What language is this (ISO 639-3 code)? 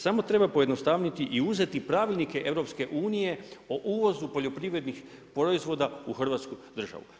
hrv